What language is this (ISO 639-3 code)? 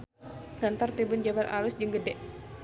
sun